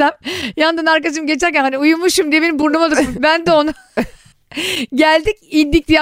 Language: Turkish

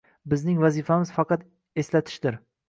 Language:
Uzbek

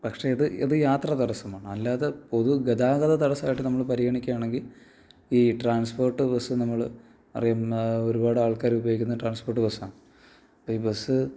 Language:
Malayalam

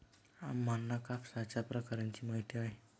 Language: Marathi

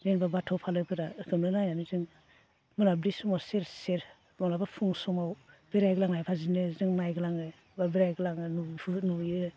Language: Bodo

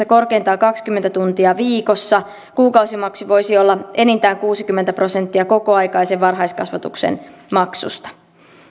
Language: Finnish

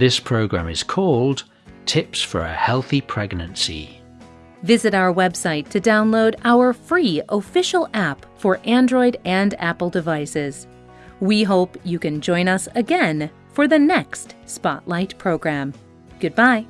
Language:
English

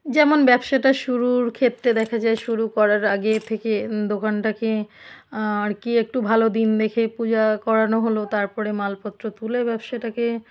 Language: Bangla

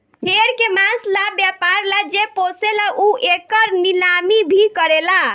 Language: Bhojpuri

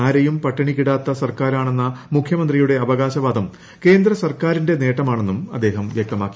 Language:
Malayalam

